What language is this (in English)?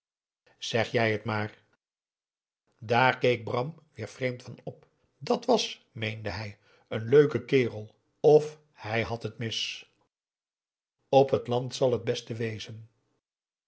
Dutch